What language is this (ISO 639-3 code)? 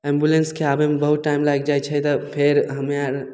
mai